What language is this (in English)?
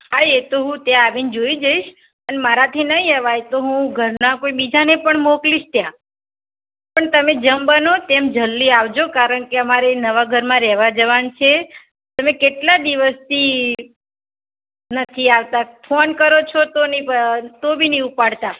Gujarati